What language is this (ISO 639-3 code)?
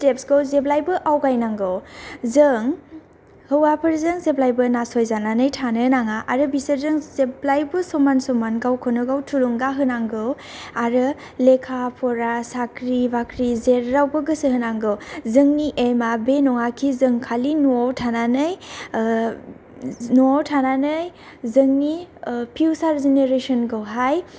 brx